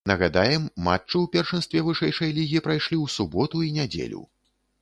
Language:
Belarusian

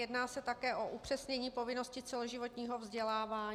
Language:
Czech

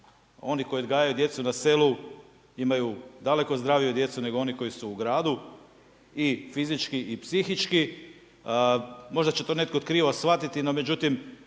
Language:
Croatian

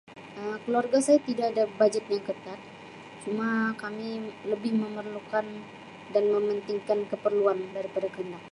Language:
Sabah Malay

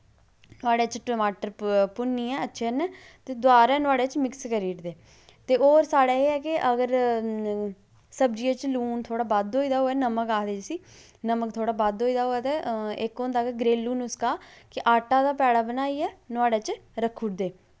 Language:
Dogri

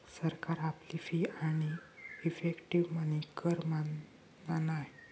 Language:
Marathi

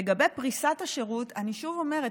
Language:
Hebrew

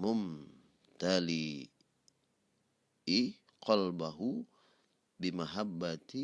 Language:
Indonesian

